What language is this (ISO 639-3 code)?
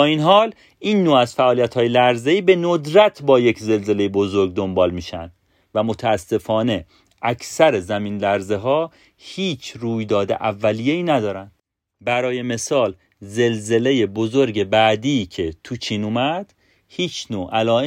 fas